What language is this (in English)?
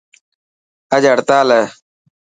Dhatki